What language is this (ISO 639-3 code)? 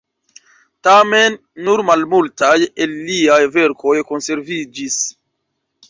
epo